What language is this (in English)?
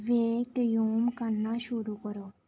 Dogri